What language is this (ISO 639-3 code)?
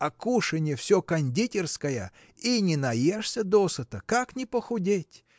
rus